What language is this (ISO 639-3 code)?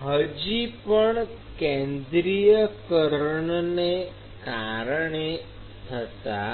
guj